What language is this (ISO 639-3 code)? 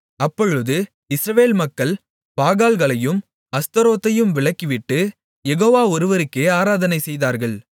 tam